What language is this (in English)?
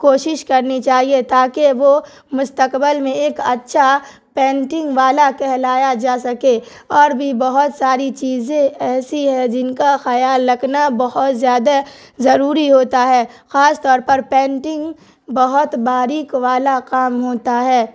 Urdu